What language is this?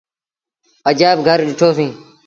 Sindhi Bhil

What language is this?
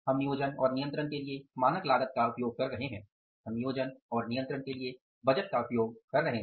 Hindi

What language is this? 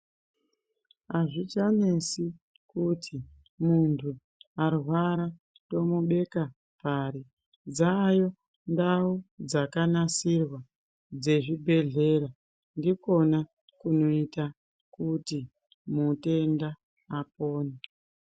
Ndau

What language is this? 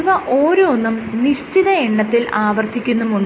Malayalam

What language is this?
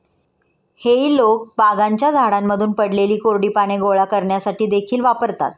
Marathi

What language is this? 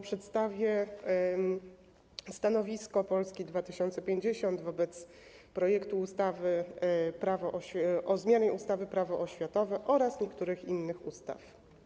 Polish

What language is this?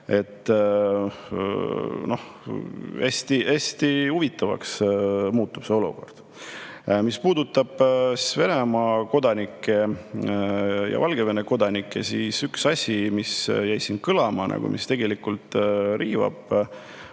Estonian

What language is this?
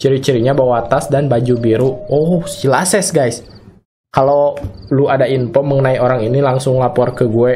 Indonesian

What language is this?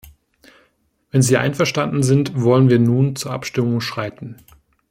German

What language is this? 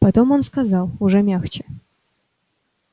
Russian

